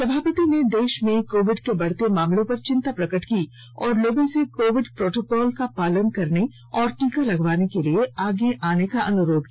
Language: Hindi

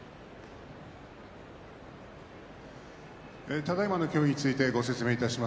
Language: Japanese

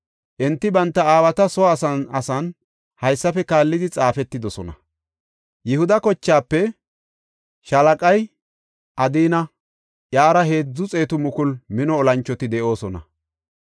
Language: Gofa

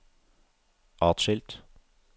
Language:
Norwegian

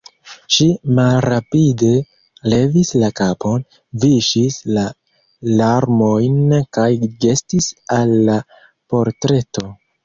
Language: Esperanto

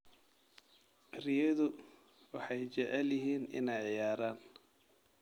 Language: Somali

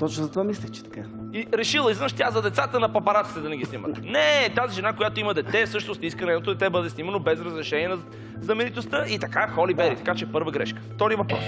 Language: Bulgarian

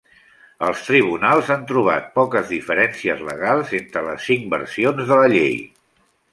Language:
Catalan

